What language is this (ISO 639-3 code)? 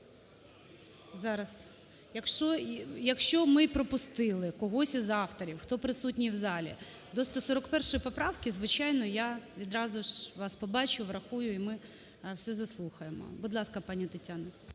ukr